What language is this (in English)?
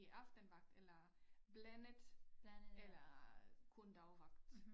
Danish